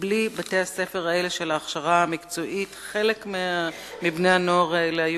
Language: Hebrew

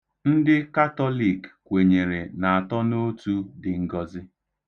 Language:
Igbo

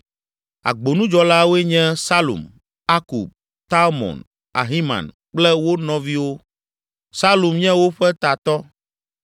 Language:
Ewe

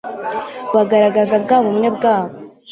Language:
Kinyarwanda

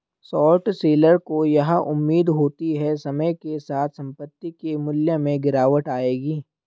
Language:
Hindi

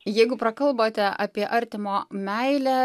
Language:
Lithuanian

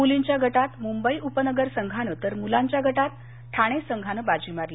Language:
Marathi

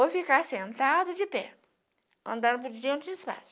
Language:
Portuguese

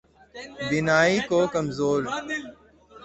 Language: Urdu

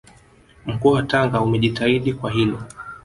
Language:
Swahili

